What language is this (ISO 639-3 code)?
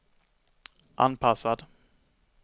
swe